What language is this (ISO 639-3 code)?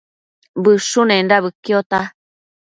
mcf